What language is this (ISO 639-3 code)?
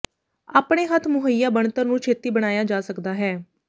pan